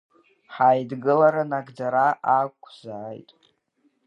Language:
Abkhazian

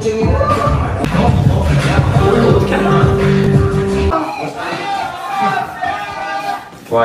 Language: Dutch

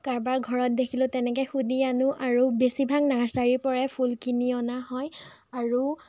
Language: Assamese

